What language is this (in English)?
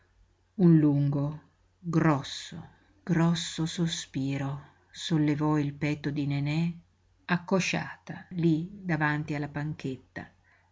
Italian